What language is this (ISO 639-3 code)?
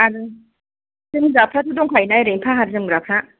brx